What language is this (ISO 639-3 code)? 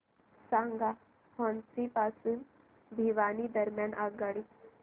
mar